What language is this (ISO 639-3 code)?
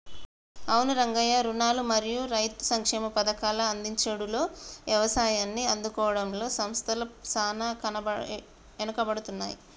tel